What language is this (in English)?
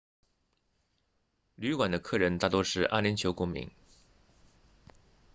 Chinese